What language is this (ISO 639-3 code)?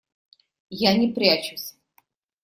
rus